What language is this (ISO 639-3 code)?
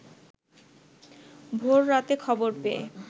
ben